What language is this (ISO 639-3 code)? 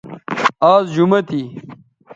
btv